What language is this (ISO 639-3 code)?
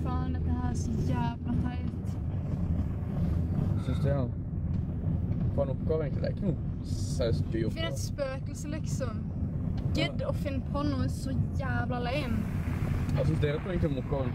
nor